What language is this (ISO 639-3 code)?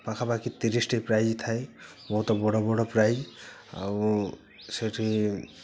ori